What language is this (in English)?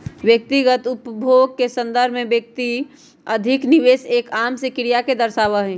Magahi